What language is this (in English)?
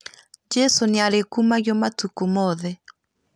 Kikuyu